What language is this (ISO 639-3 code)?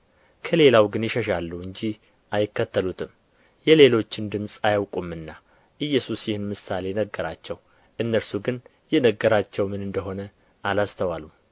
amh